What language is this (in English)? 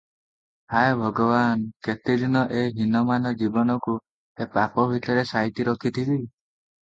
Odia